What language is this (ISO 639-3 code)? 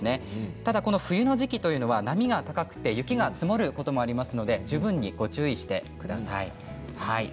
jpn